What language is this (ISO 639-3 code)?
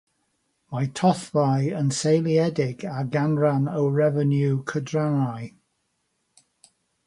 cym